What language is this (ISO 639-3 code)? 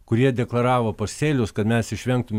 lit